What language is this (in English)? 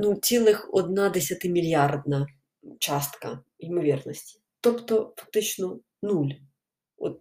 Ukrainian